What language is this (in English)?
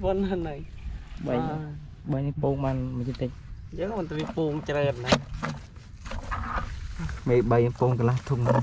Thai